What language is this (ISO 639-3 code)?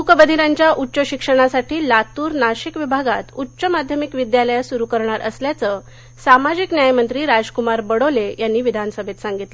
mar